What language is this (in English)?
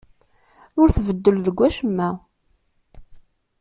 Kabyle